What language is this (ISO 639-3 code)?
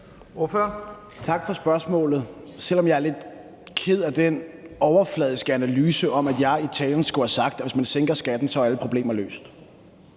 dan